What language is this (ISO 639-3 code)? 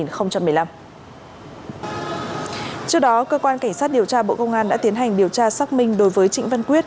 vie